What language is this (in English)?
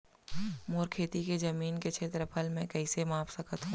Chhattisgarhi